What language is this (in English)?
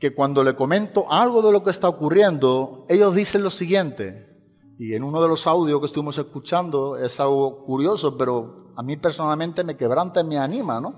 Spanish